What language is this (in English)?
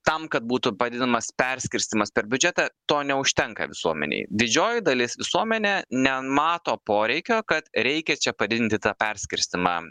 Lithuanian